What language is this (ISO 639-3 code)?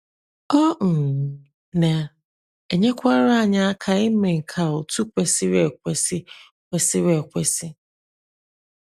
ibo